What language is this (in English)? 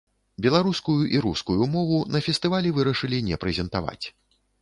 Belarusian